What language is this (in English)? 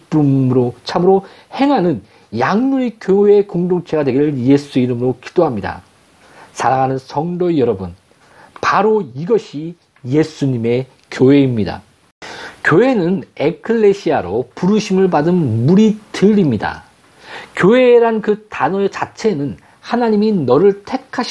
Korean